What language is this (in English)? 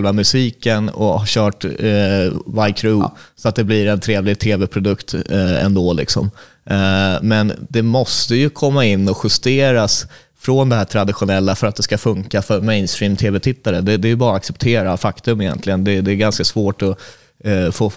Swedish